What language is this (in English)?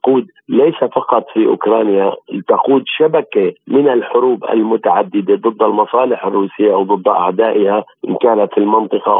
Arabic